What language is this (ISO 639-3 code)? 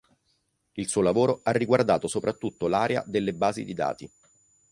ita